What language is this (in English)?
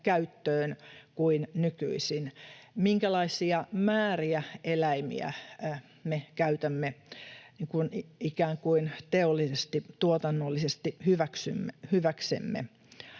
Finnish